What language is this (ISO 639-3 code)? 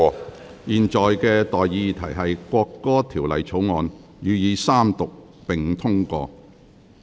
yue